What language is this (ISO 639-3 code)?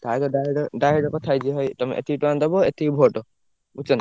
ori